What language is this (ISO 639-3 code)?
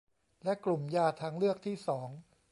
tha